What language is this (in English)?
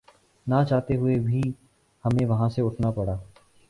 Urdu